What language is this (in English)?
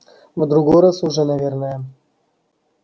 Russian